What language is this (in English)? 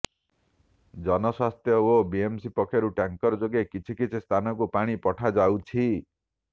Odia